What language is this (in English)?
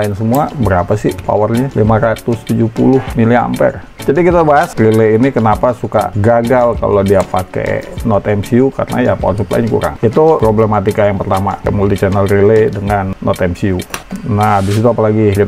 Indonesian